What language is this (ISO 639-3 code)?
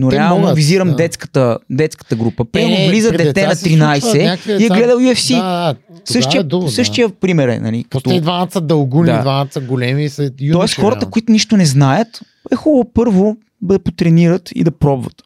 bul